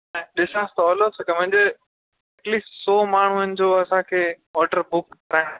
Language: Sindhi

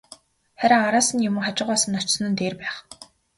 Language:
Mongolian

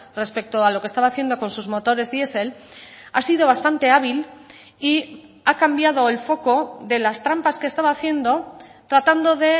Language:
Spanish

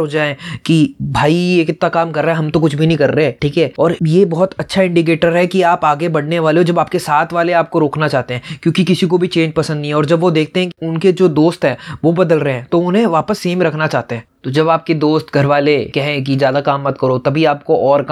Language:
Hindi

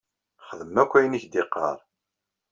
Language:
Kabyle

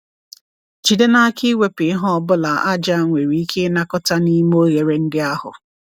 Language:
Igbo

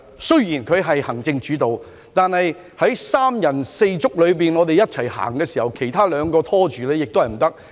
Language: Cantonese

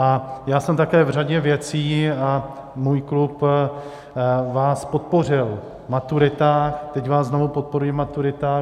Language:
Czech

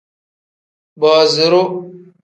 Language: Tem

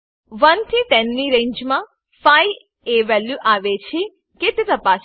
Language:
Gujarati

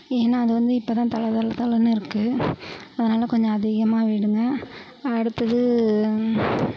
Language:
Tamil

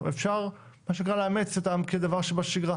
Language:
Hebrew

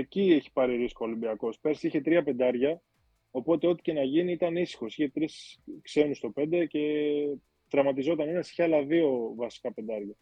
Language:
Greek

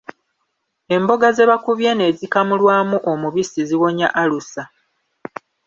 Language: Ganda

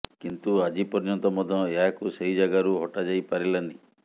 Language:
Odia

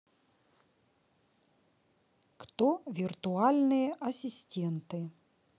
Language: Russian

